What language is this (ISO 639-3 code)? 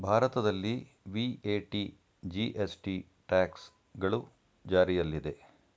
kan